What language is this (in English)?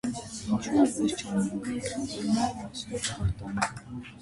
Armenian